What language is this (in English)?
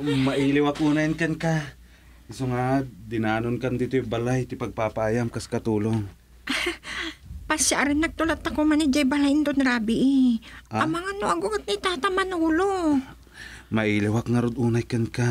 Filipino